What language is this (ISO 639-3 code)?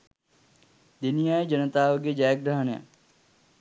sin